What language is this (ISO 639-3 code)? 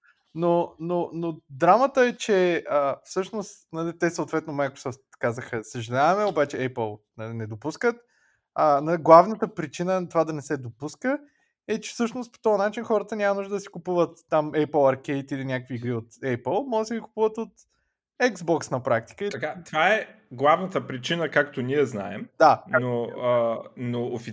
bul